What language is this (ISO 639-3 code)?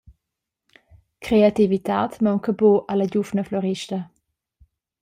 roh